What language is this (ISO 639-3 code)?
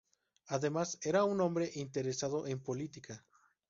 spa